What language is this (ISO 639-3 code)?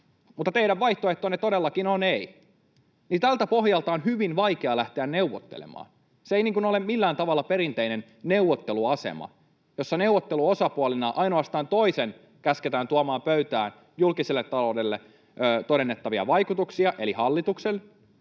fin